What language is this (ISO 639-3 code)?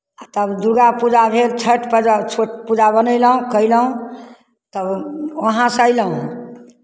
mai